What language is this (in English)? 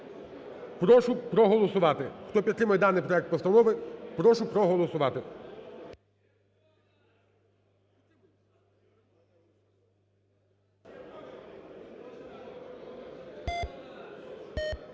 Ukrainian